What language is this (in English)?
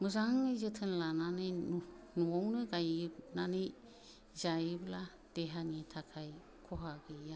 Bodo